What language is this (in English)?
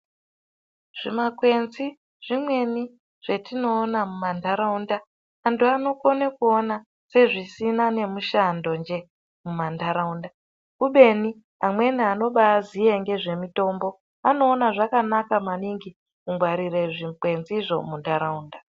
Ndau